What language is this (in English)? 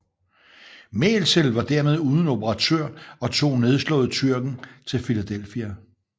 Danish